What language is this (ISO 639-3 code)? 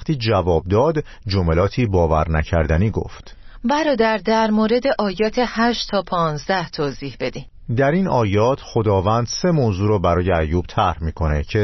fas